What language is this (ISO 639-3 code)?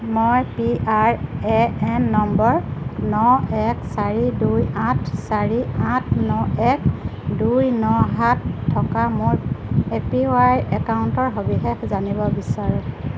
asm